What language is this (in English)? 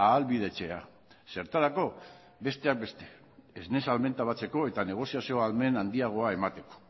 Basque